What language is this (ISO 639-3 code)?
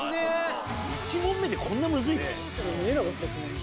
jpn